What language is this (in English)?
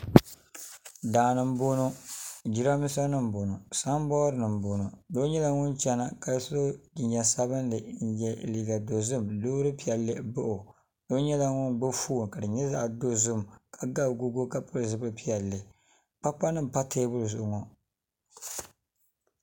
Dagbani